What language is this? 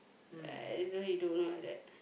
English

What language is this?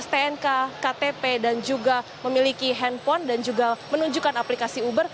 Indonesian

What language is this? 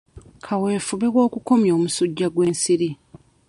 Ganda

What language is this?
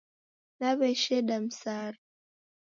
Taita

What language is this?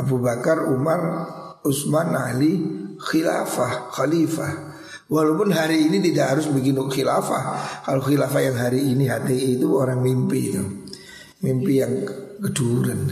Indonesian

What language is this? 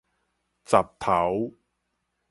Min Nan Chinese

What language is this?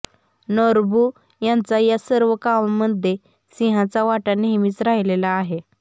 Marathi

